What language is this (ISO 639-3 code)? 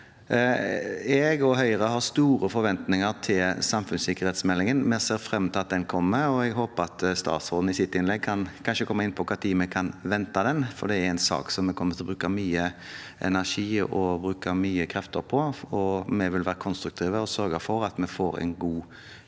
nor